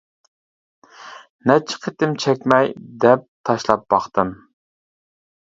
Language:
Uyghur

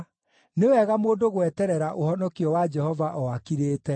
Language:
Kikuyu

